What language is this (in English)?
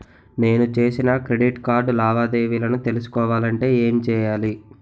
Telugu